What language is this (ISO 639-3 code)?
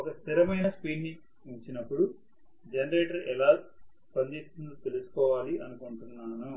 tel